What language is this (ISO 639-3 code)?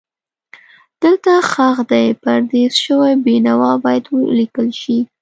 pus